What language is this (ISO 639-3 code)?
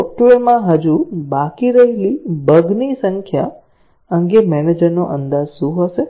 guj